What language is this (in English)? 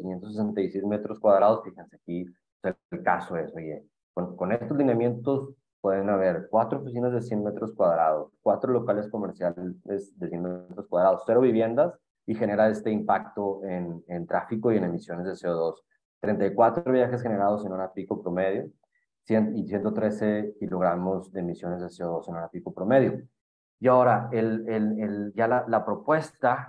Spanish